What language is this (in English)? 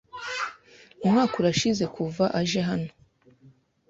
Kinyarwanda